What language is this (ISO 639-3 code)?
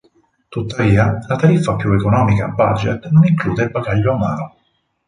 ita